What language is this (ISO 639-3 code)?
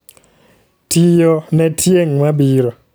luo